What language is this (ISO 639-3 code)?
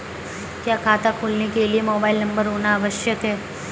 hin